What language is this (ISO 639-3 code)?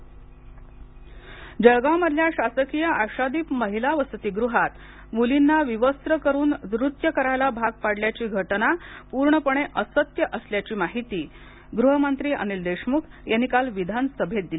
mar